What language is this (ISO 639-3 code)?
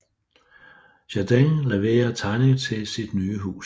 dan